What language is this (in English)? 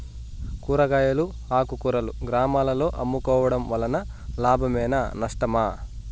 Telugu